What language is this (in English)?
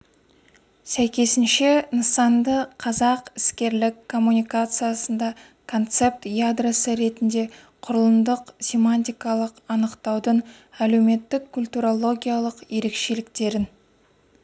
Kazakh